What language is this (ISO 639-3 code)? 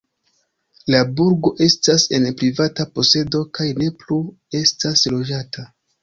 epo